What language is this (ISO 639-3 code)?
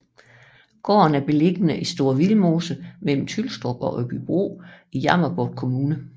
dan